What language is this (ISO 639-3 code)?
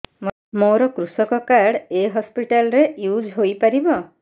ori